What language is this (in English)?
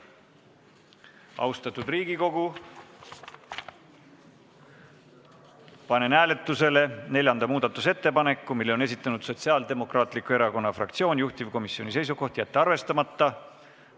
Estonian